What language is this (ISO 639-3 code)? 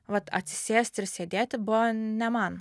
lit